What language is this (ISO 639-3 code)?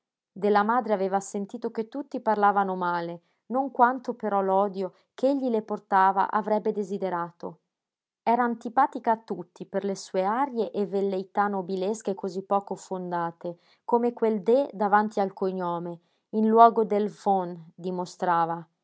ita